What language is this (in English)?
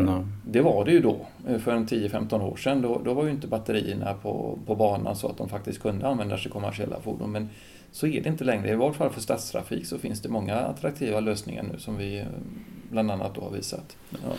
Swedish